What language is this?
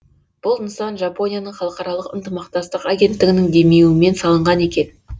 Kazakh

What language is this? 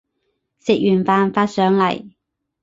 Cantonese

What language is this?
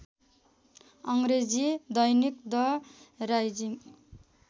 Nepali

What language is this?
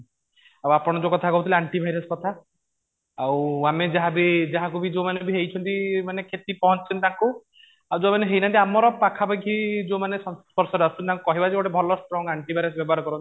Odia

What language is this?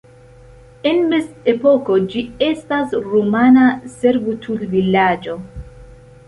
Esperanto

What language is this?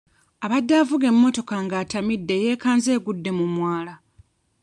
Ganda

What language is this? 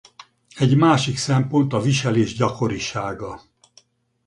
Hungarian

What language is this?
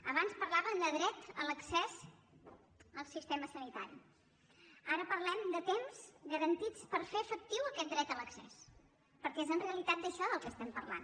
Catalan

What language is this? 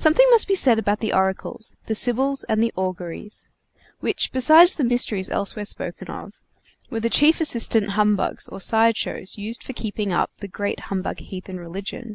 English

